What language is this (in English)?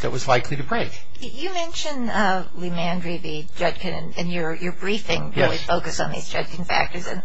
English